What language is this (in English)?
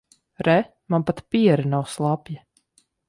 Latvian